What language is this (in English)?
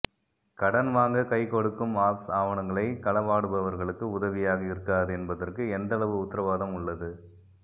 Tamil